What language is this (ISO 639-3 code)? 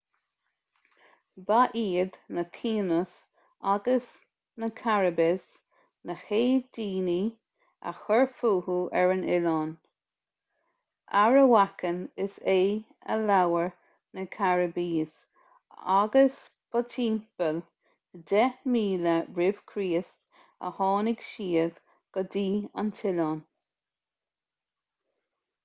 gle